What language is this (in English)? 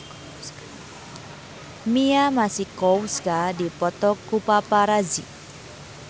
Sundanese